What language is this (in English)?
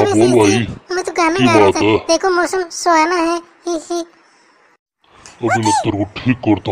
Hindi